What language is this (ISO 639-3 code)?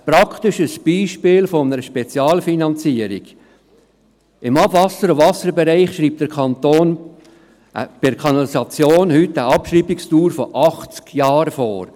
gsw